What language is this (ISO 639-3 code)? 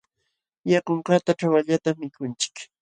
qxw